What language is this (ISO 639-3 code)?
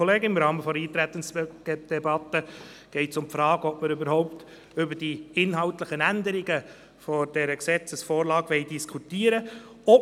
gsw